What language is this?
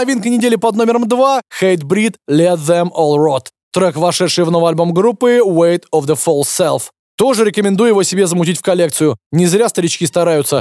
Russian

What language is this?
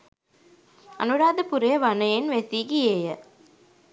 Sinhala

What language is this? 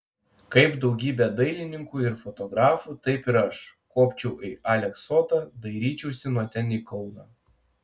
Lithuanian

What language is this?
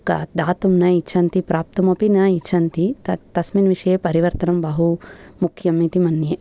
Sanskrit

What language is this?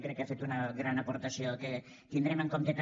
Catalan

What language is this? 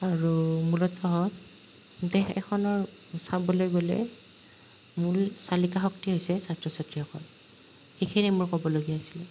Assamese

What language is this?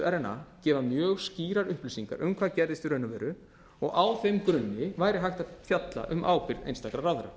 Icelandic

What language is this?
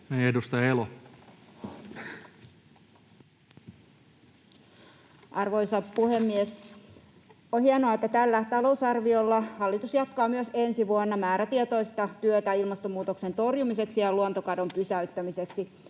Finnish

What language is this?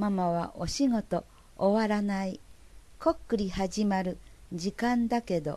Japanese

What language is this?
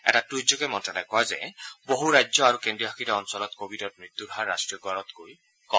Assamese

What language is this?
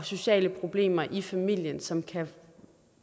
Danish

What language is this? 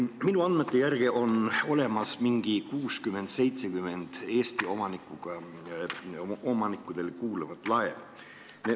Estonian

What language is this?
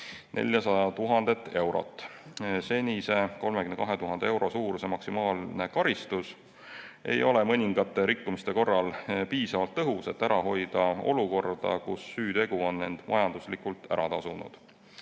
Estonian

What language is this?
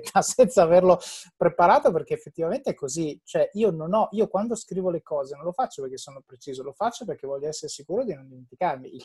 Italian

